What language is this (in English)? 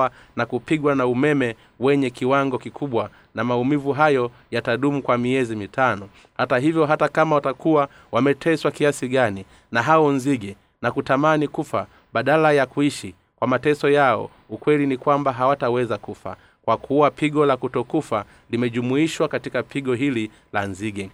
Swahili